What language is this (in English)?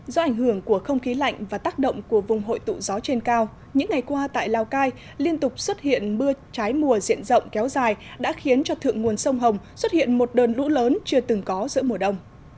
Vietnamese